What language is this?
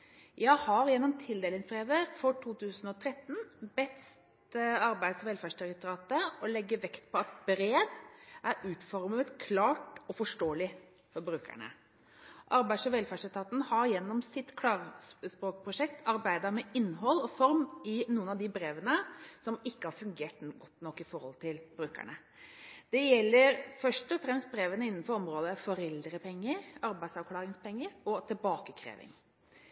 Norwegian Bokmål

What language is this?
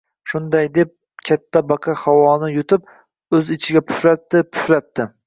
Uzbek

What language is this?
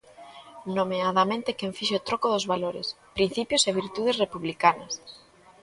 Galician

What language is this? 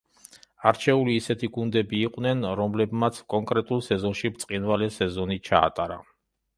Georgian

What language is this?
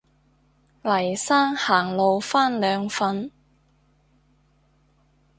Cantonese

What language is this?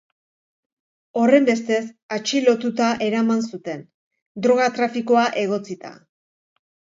Basque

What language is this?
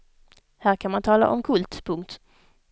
Swedish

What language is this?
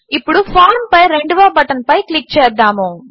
Telugu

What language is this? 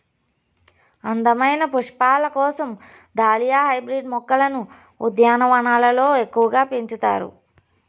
Telugu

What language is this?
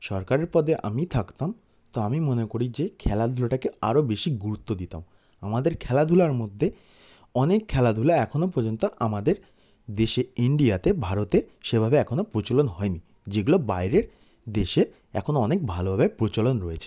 Bangla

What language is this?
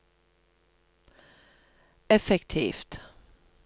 Norwegian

